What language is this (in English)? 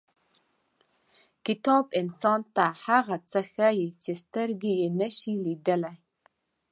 Pashto